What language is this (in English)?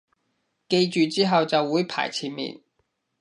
Cantonese